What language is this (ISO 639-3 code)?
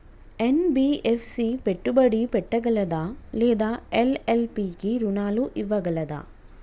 tel